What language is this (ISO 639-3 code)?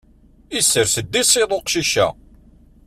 kab